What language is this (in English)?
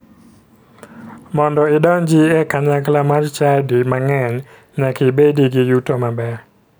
Luo (Kenya and Tanzania)